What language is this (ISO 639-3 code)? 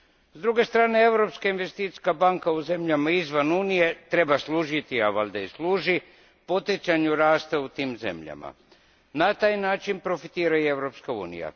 hrv